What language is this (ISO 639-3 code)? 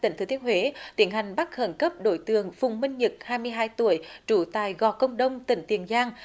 vie